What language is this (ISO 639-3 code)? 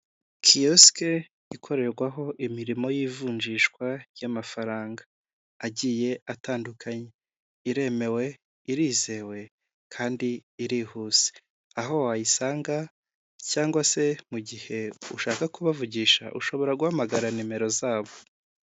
kin